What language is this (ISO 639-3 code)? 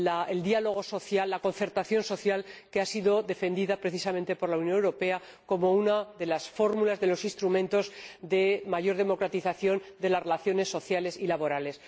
spa